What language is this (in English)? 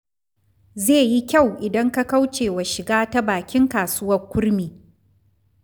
Hausa